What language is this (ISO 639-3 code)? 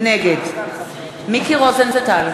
heb